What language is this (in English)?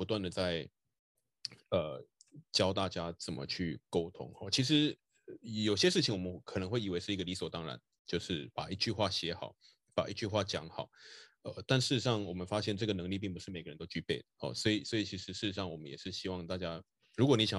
Chinese